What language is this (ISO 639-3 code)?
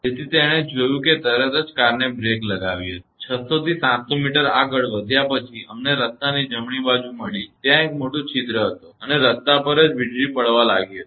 guj